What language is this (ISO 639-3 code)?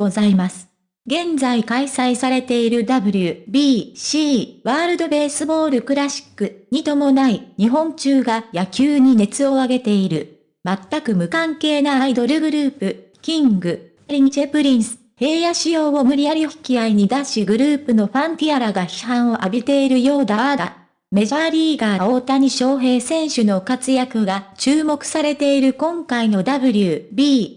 jpn